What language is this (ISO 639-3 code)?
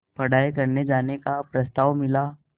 hin